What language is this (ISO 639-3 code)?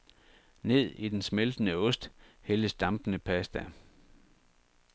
dan